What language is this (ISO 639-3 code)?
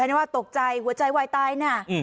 tha